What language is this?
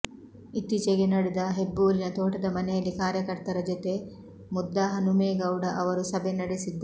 Kannada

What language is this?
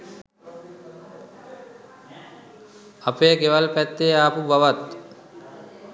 Sinhala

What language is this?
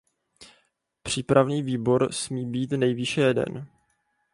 Czech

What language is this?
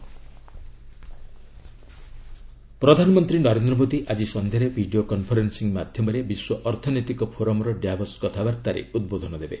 Odia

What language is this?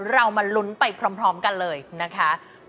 Thai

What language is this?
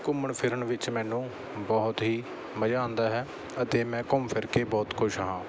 Punjabi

